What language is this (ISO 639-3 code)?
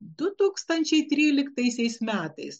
lit